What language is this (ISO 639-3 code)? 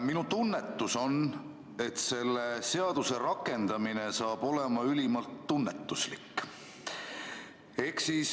est